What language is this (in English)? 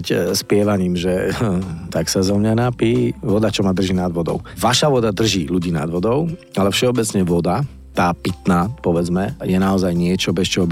Slovak